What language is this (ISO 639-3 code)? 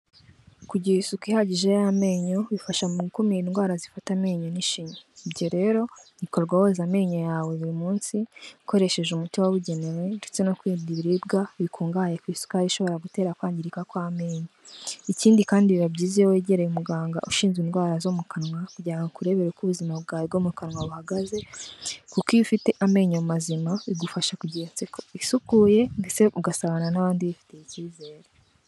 kin